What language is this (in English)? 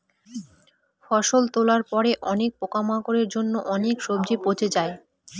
Bangla